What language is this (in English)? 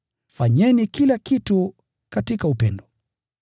Swahili